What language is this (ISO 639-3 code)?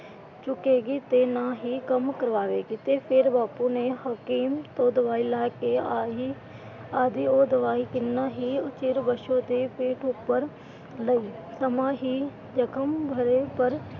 pan